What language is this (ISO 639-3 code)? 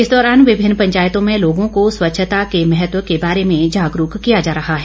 hin